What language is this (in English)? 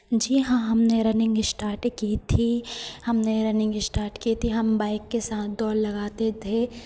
Hindi